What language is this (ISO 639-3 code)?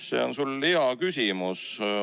est